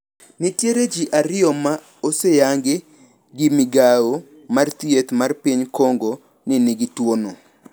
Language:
Luo (Kenya and Tanzania)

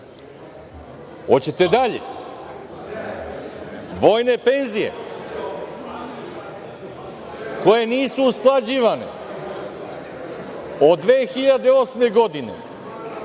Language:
Serbian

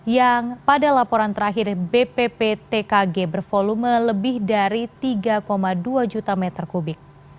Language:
Indonesian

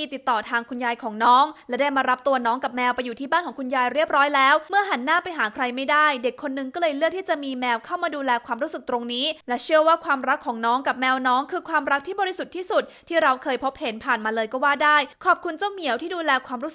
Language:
Thai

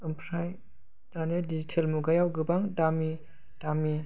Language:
Bodo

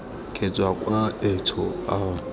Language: Tswana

